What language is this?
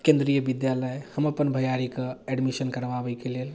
Maithili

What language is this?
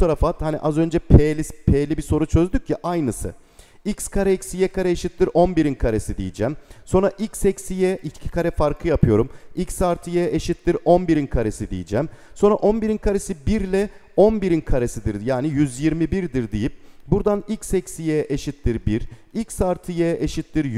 Turkish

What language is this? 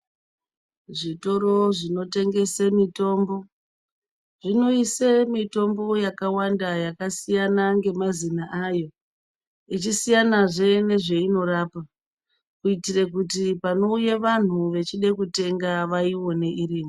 Ndau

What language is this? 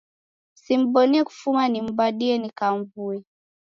Taita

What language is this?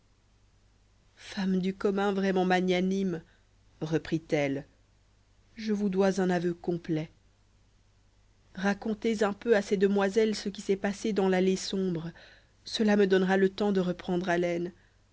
French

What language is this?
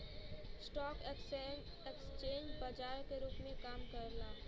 Bhojpuri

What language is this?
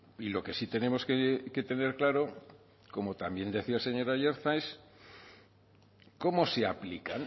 Spanish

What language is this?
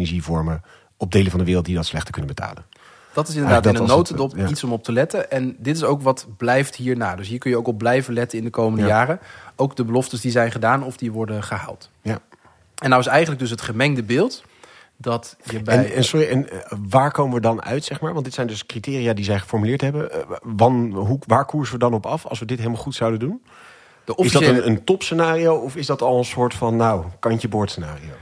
Dutch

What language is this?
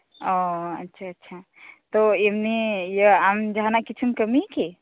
Santali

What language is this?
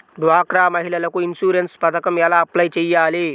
Telugu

